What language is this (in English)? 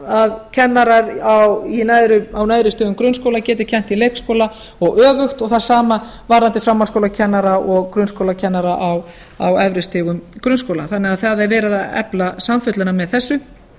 Icelandic